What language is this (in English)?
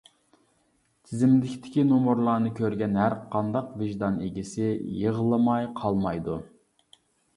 Uyghur